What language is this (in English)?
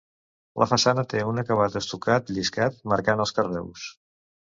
Catalan